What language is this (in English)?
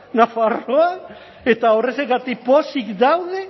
Basque